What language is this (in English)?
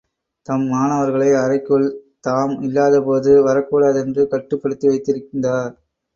Tamil